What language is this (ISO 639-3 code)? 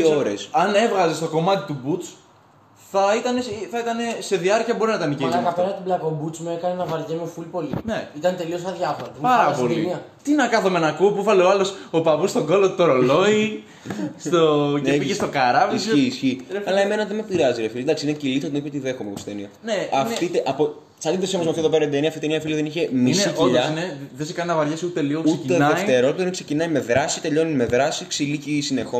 ell